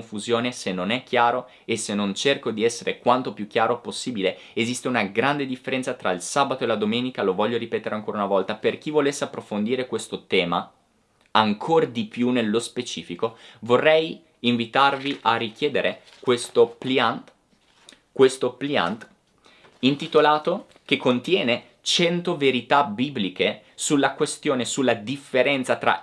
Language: Italian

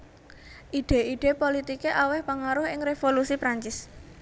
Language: Javanese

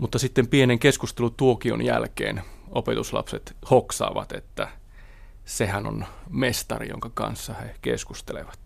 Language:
Finnish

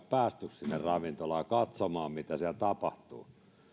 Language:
Finnish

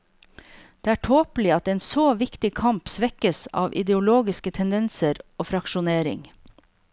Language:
Norwegian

